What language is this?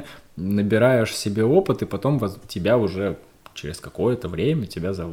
Russian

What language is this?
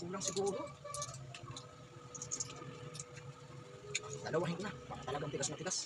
Filipino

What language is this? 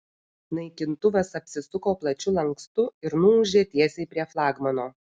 Lithuanian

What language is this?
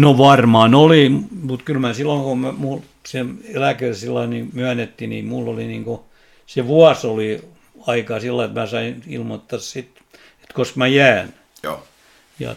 Finnish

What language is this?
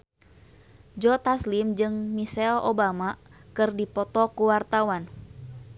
Sundanese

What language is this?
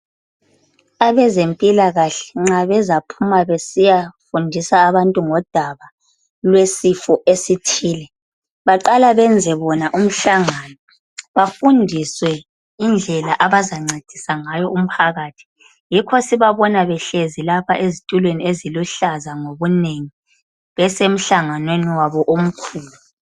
North Ndebele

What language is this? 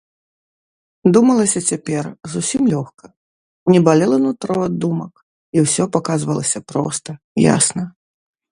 Belarusian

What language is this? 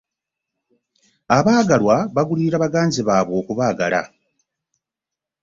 Ganda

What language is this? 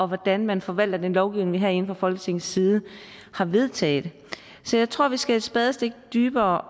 Danish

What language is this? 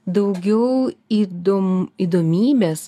Lithuanian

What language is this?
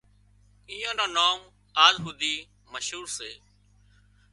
Wadiyara Koli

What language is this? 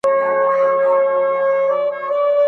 Pashto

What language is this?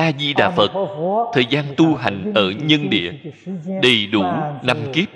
Vietnamese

